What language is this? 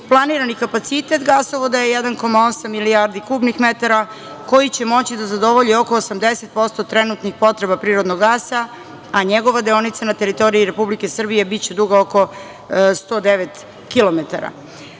Serbian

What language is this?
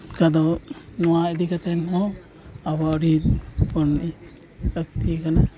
Santali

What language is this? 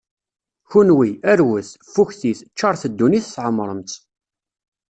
Kabyle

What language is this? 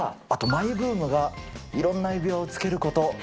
Japanese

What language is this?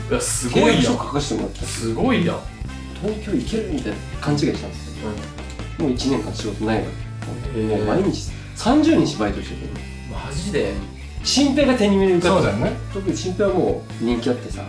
Japanese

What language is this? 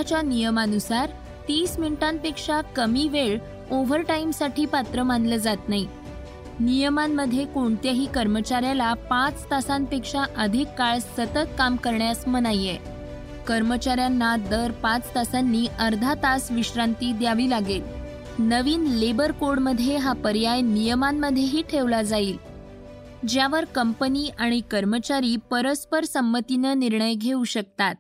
Marathi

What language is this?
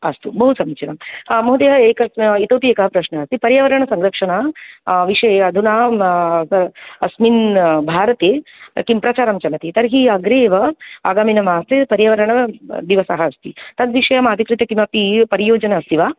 Sanskrit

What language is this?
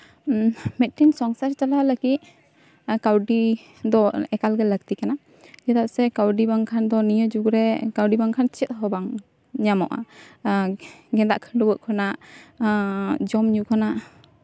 Santali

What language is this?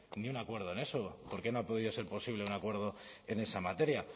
Spanish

